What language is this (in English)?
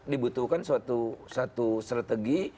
Indonesian